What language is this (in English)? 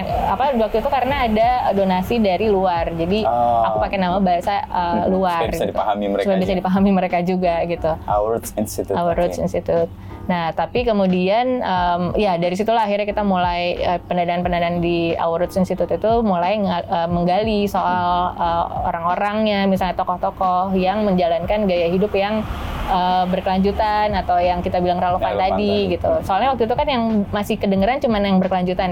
Indonesian